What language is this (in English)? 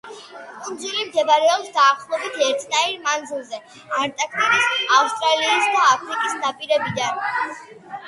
Georgian